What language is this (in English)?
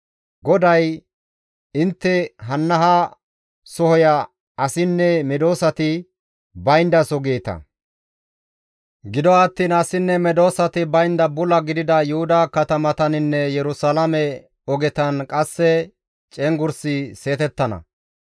Gamo